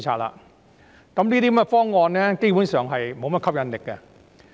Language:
Cantonese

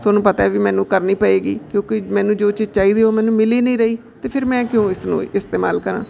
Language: Punjabi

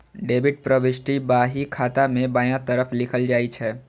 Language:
Maithili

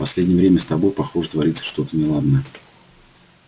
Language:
Russian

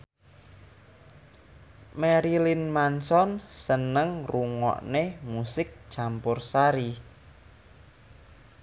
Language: Javanese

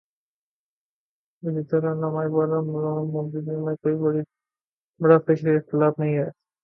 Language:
Urdu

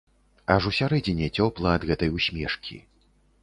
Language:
Belarusian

